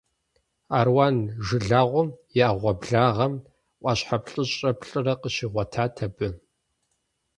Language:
Kabardian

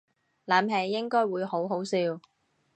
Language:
Cantonese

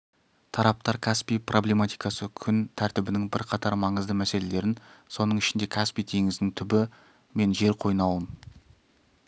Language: Kazakh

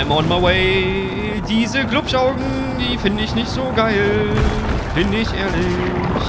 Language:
German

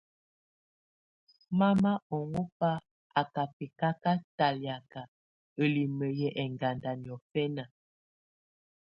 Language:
Tunen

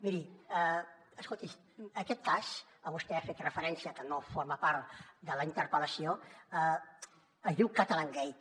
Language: Catalan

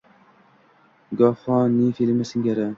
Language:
Uzbek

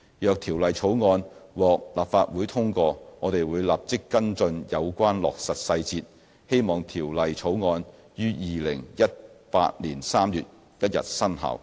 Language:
Cantonese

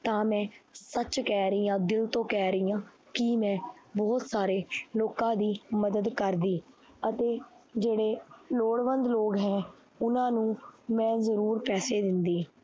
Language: Punjabi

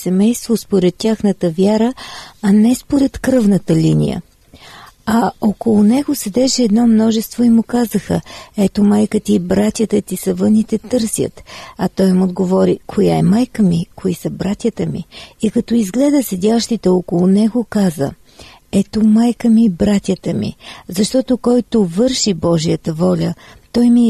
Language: Bulgarian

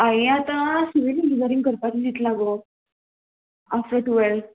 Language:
Konkani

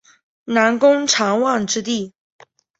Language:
Chinese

